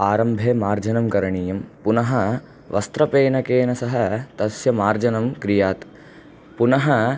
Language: Sanskrit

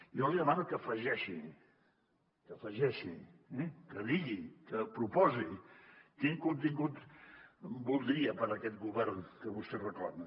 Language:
Catalan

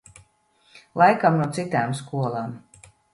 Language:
Latvian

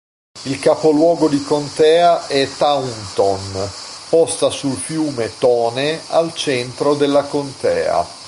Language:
Italian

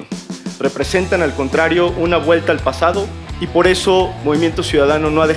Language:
Spanish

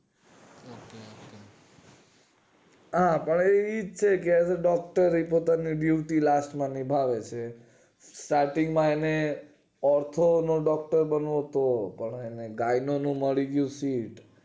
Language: Gujarati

